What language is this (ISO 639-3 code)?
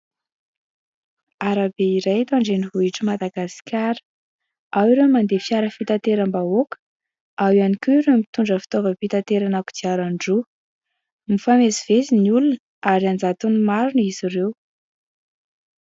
mlg